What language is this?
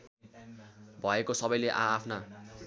Nepali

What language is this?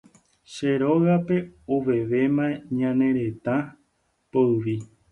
Guarani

